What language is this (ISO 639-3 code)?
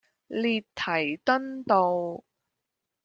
yue